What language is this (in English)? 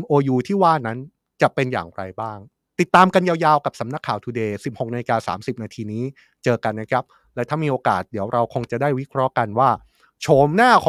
Thai